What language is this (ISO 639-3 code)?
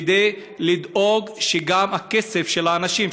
heb